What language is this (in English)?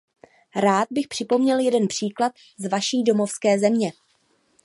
Czech